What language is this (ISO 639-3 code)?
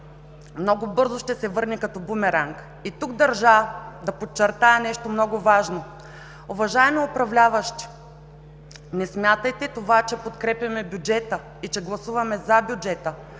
bul